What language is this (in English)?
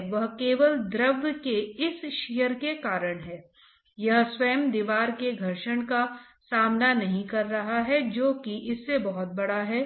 Hindi